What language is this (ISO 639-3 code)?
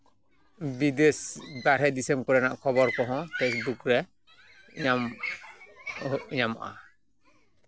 sat